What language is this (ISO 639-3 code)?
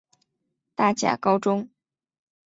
zho